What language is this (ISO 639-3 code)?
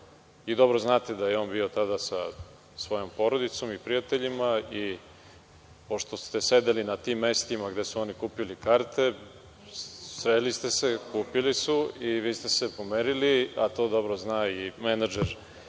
srp